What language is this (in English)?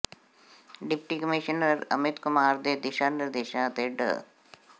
Punjabi